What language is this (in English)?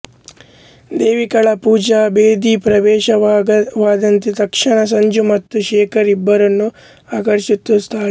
Kannada